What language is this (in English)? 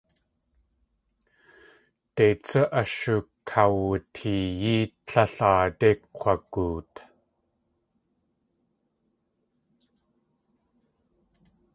Tlingit